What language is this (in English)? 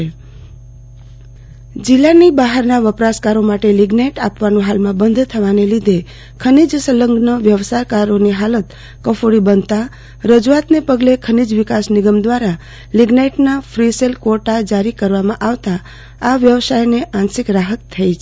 Gujarati